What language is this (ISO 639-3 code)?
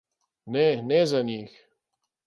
slv